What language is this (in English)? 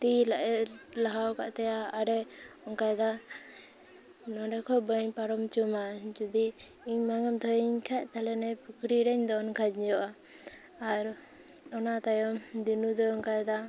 Santali